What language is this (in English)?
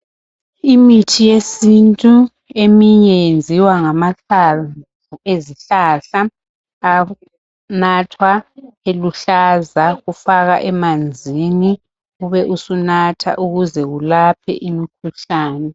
North Ndebele